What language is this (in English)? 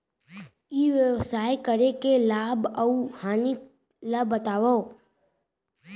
Chhattisgarhi